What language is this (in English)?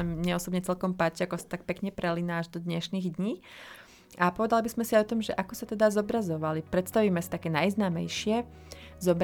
Slovak